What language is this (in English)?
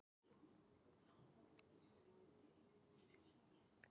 Icelandic